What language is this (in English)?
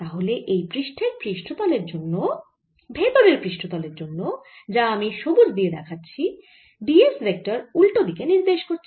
Bangla